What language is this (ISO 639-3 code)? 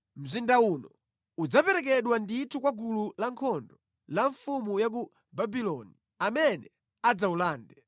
nya